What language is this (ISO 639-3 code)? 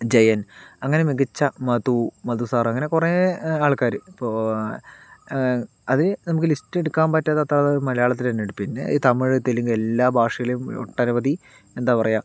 mal